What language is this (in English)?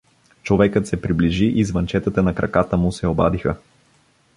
Bulgarian